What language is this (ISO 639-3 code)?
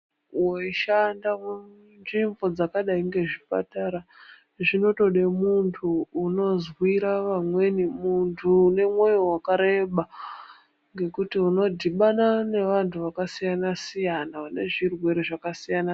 ndc